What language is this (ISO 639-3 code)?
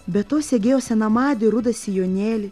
lit